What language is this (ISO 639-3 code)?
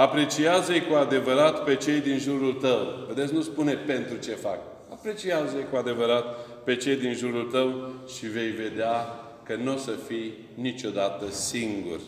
ron